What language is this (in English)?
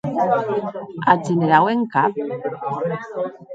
Occitan